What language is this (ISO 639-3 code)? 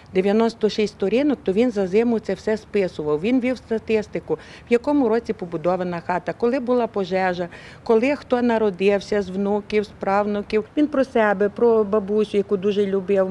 ukr